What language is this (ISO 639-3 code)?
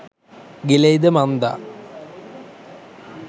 sin